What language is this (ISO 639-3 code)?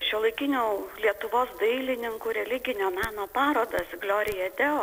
lit